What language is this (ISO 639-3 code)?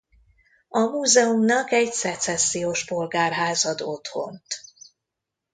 hun